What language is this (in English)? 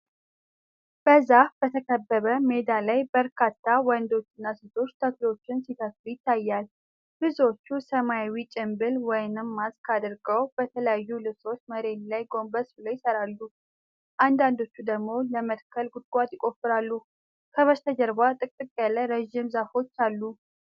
Amharic